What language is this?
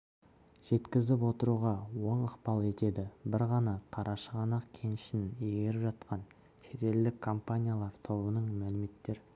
Kazakh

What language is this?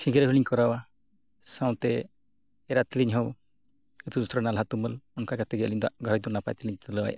Santali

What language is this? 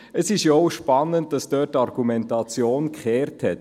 Swiss German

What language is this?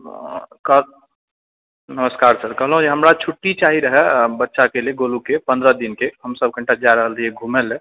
Maithili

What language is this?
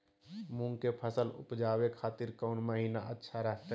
Magahi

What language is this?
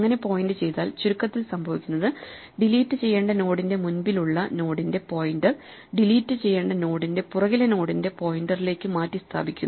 Malayalam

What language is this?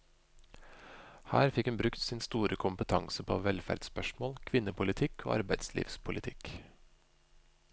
Norwegian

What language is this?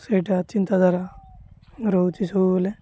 Odia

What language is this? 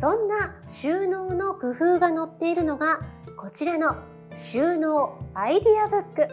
Japanese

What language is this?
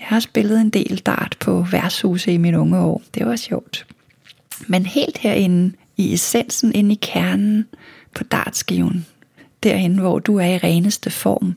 Danish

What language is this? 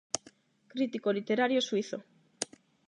Galician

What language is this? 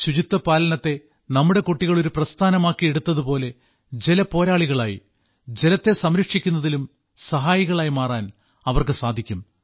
Malayalam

